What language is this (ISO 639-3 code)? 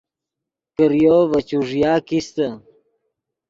ydg